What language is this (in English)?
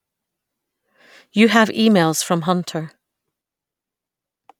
English